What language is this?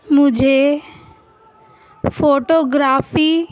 Urdu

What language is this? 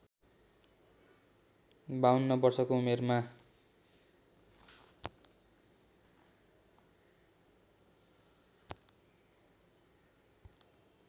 Nepali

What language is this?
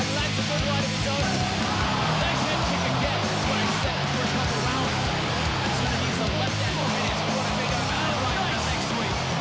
Thai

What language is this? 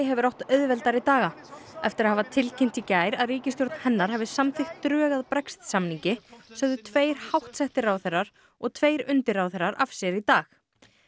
Icelandic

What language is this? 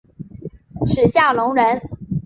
Chinese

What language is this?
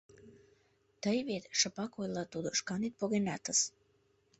Mari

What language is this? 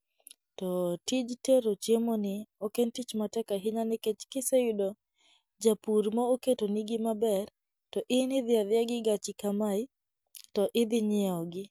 Luo (Kenya and Tanzania)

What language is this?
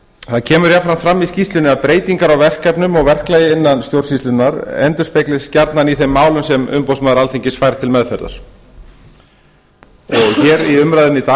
Icelandic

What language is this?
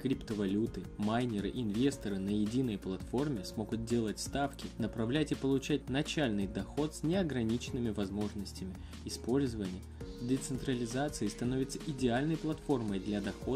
Russian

